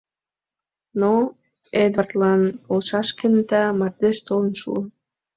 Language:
Mari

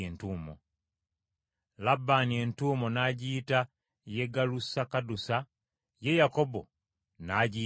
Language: Ganda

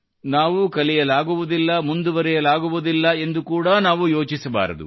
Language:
Kannada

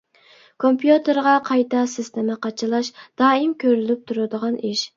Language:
Uyghur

